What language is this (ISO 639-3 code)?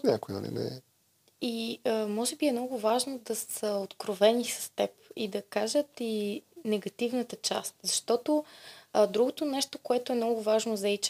bul